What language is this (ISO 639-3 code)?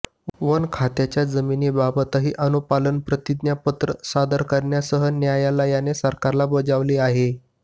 mar